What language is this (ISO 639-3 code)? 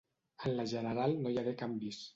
cat